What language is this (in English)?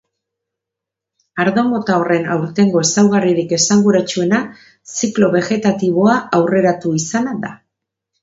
Basque